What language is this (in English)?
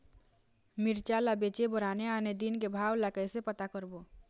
Chhattisgarhi